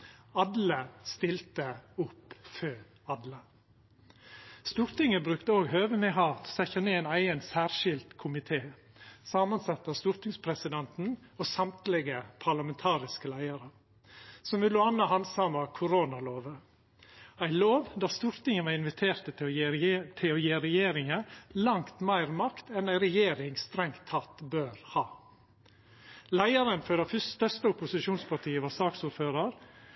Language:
Norwegian Nynorsk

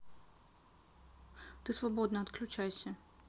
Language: Russian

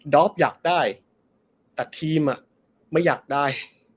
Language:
Thai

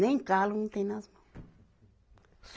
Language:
Portuguese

